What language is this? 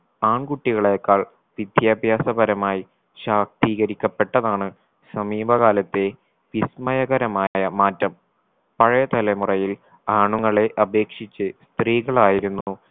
Malayalam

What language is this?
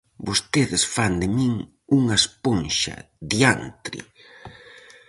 Galician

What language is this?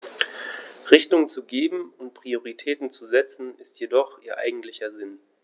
German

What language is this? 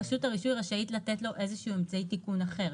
Hebrew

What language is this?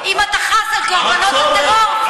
Hebrew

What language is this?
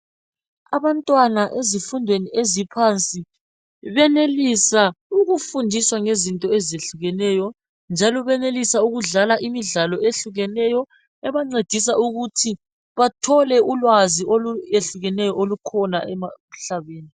North Ndebele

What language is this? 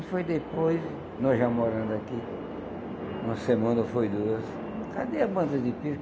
Portuguese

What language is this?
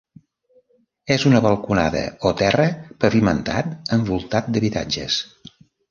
Catalan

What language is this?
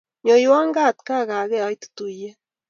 Kalenjin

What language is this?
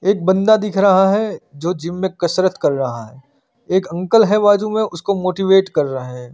Hindi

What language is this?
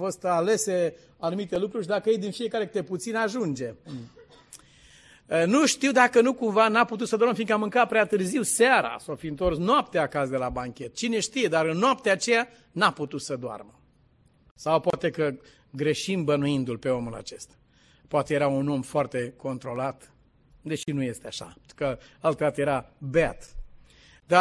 Romanian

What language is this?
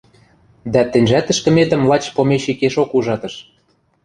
Western Mari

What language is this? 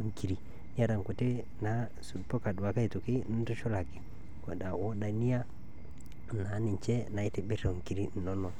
Masai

